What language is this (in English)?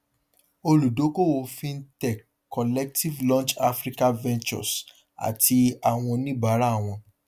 Yoruba